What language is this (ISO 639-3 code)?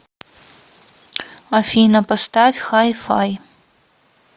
rus